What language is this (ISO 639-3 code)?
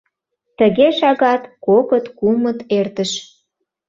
chm